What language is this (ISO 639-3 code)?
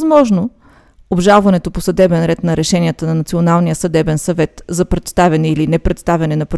bul